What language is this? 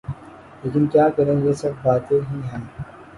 Urdu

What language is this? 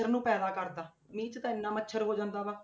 Punjabi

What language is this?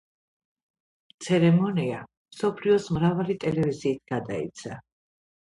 Georgian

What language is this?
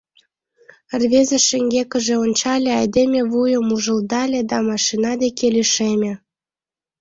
Mari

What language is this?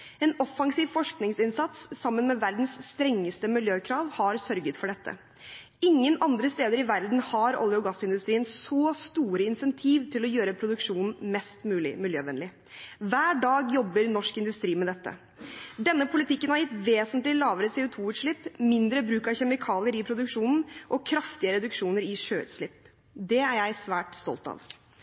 Norwegian Bokmål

